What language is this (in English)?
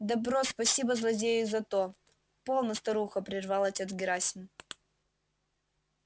Russian